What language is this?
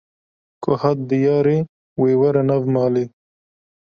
Kurdish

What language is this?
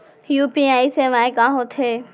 Chhattisgarhi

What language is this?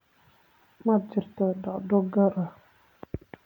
Somali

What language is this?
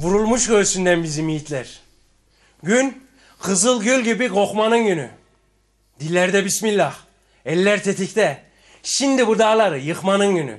Turkish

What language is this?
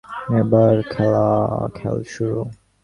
Bangla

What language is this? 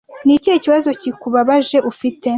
Kinyarwanda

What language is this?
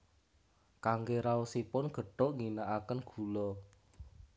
Javanese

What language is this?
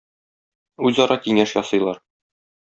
Tatar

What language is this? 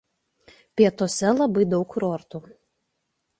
Lithuanian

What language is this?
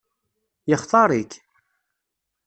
Kabyle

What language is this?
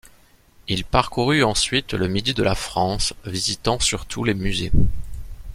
French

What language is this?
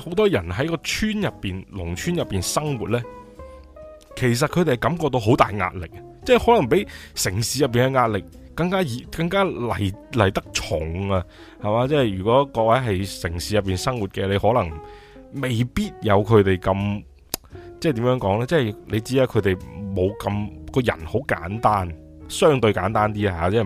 Chinese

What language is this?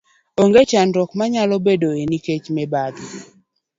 Luo (Kenya and Tanzania)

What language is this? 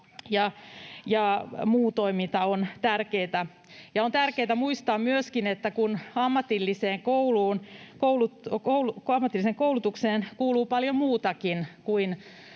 Finnish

